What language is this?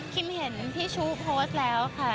Thai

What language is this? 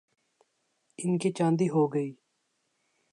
Urdu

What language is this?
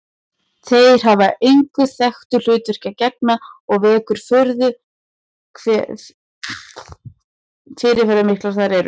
Icelandic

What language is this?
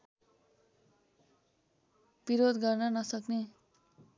Nepali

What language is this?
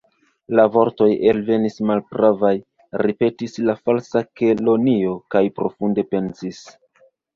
Esperanto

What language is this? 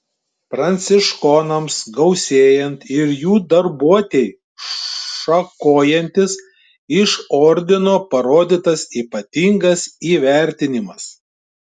Lithuanian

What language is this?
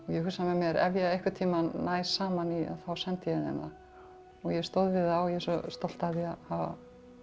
Icelandic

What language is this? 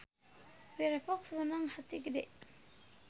Sundanese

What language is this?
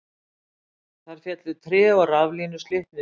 Icelandic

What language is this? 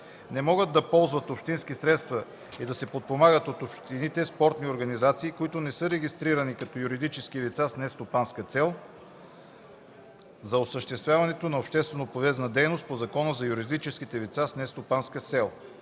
Bulgarian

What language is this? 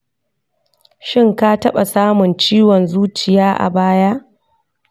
Hausa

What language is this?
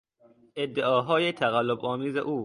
Persian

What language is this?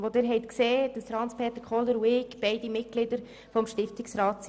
Swiss German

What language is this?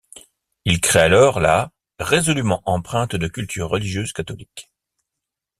French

